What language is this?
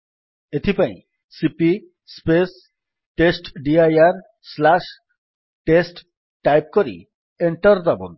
Odia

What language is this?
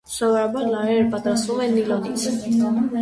Armenian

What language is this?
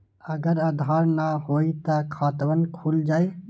Magahi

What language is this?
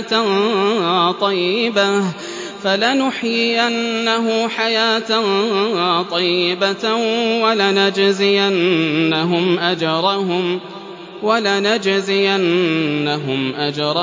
Arabic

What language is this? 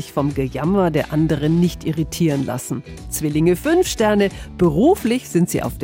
German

